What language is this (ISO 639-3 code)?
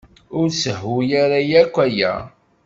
kab